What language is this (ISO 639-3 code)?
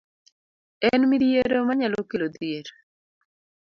luo